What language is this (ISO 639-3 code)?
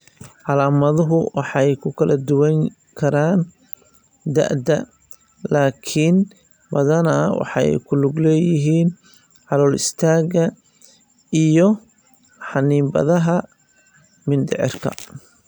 som